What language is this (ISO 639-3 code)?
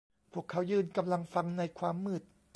tha